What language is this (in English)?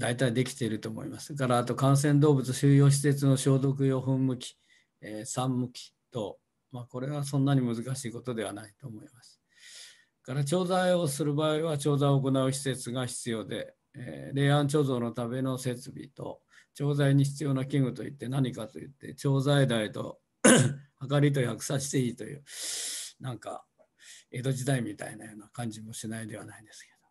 Japanese